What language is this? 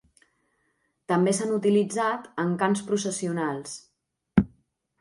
Catalan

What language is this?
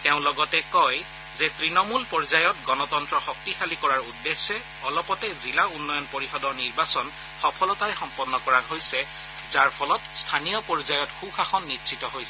Assamese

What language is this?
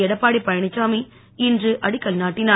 Tamil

